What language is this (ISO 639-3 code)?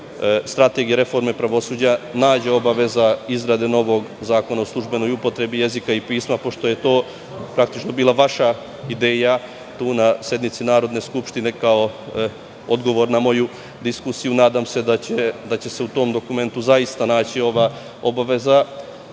srp